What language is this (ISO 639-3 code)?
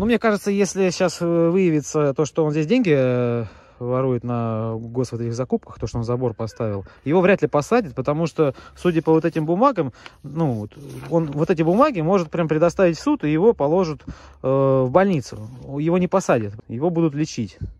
rus